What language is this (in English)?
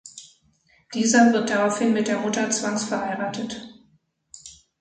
German